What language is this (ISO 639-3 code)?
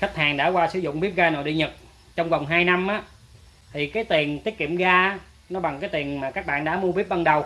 vie